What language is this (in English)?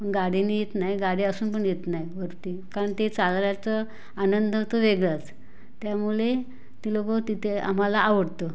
Marathi